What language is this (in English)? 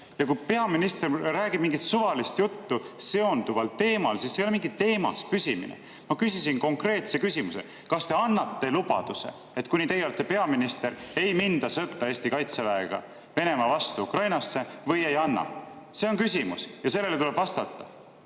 Estonian